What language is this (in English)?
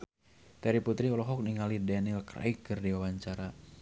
Sundanese